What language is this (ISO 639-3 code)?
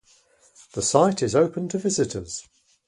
eng